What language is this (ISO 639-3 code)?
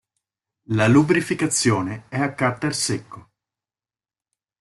ita